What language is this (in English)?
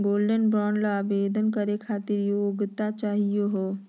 Magahi